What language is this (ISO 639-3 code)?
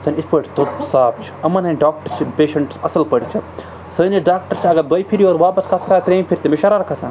kas